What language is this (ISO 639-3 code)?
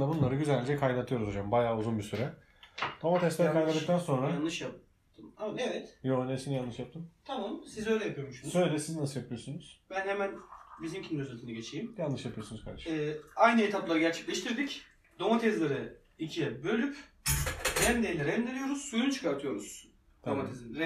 tur